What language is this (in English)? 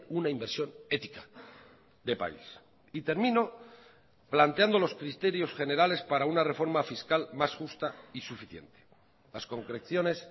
Spanish